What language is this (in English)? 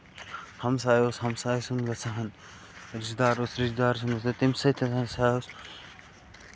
Kashmiri